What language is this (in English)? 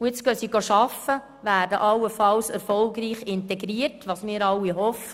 Swiss German